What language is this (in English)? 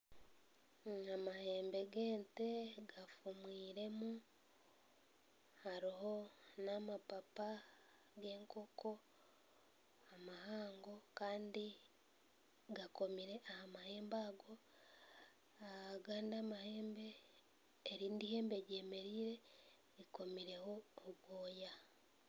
Nyankole